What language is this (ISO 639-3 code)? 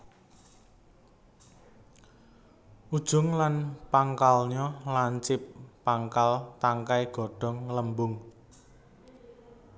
jav